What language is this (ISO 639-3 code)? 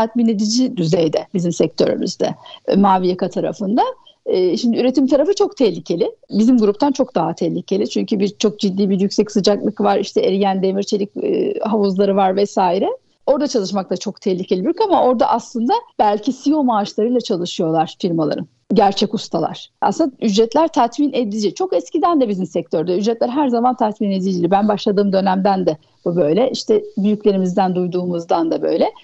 tur